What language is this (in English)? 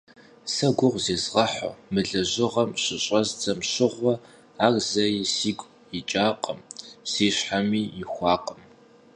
Kabardian